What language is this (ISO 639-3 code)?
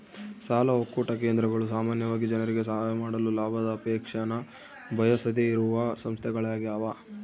kan